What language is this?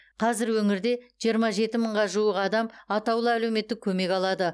Kazakh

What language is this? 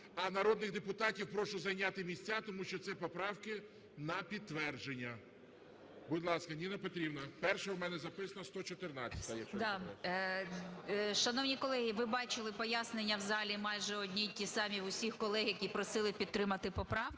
Ukrainian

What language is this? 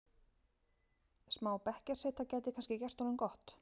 Icelandic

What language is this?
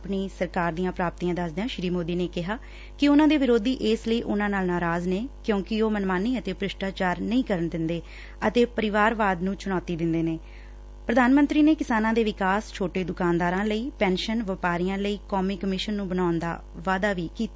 Punjabi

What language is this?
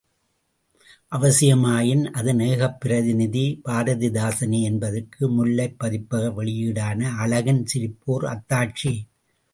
Tamil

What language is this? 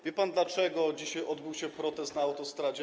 Polish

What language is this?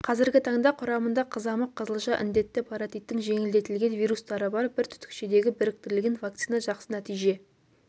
Kazakh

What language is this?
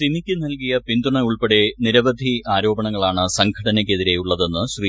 Malayalam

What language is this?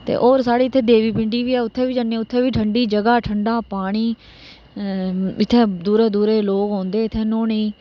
Dogri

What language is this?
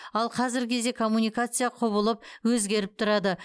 Kazakh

